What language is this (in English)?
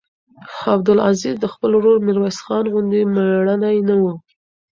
Pashto